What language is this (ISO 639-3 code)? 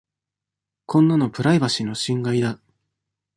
jpn